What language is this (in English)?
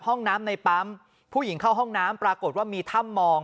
Thai